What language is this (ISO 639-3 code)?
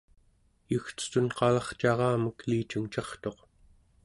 esu